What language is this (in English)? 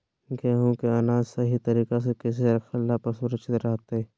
Magahi